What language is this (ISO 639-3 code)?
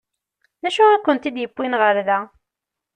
kab